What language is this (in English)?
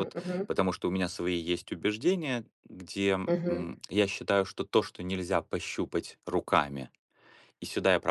Russian